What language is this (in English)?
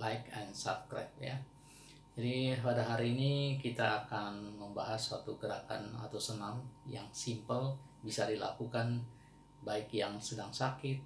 Indonesian